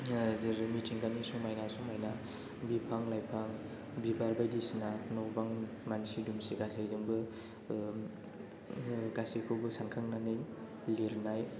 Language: Bodo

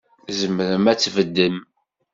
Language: Kabyle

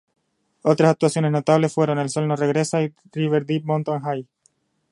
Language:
Spanish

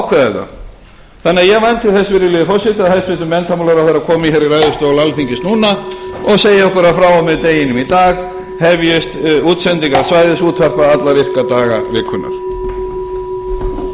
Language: Icelandic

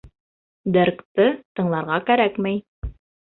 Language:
Bashkir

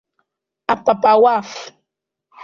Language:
Igbo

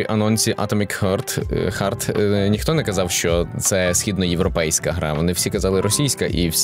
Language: Ukrainian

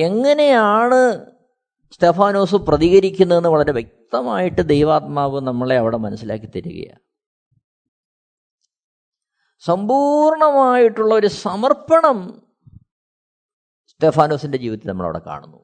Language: Malayalam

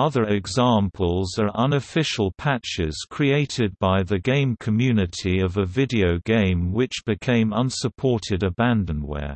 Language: English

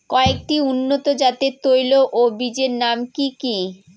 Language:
Bangla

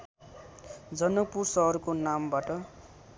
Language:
Nepali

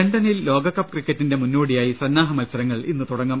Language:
Malayalam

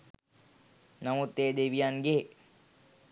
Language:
Sinhala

